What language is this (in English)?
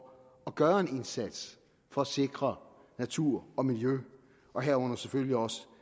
Danish